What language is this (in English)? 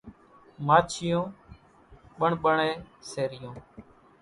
Kachi Koli